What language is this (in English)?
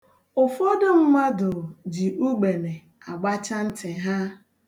Igbo